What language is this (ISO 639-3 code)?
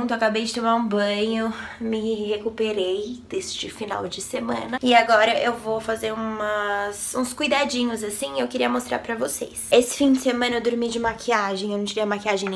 por